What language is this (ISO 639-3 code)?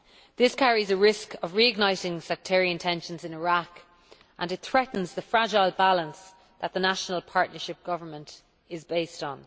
eng